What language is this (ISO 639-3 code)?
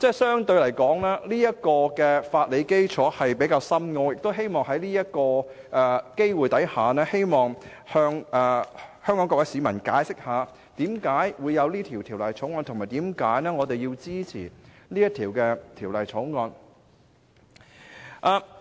yue